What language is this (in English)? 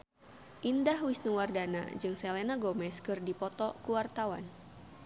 Sundanese